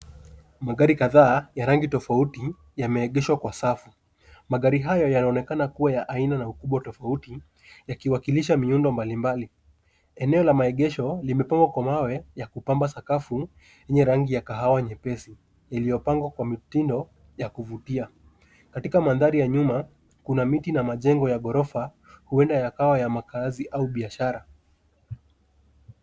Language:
Swahili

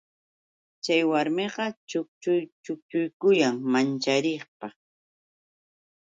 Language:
Yauyos Quechua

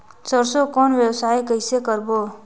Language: Chhattisgarhi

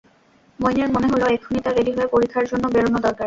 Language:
Bangla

